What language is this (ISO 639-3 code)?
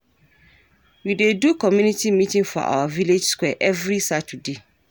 pcm